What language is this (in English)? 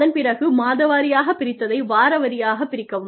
Tamil